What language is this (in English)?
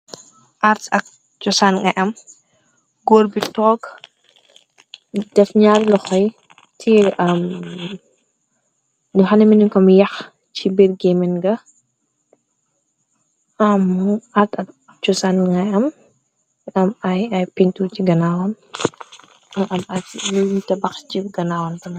Wolof